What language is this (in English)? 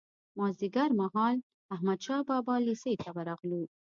Pashto